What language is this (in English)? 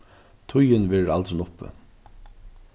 Faroese